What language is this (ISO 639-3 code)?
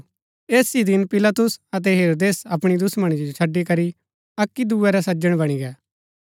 gbk